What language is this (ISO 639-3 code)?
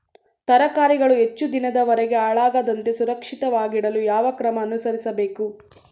kan